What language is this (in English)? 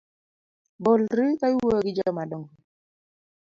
Luo (Kenya and Tanzania)